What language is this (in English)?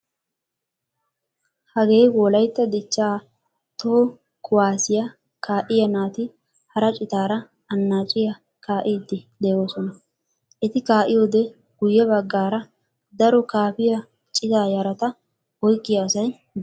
Wolaytta